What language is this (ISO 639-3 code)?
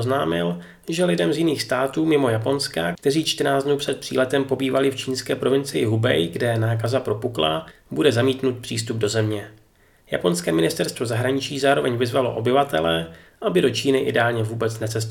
ces